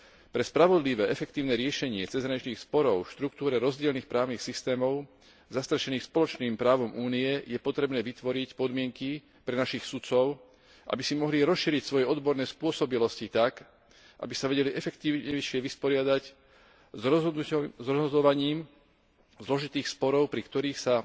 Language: Slovak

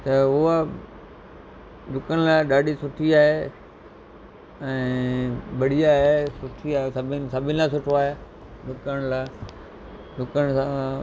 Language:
Sindhi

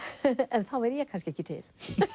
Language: Icelandic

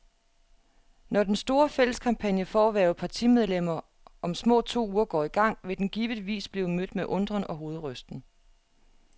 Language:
Danish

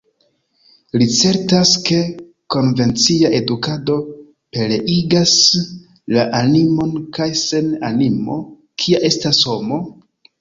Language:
Esperanto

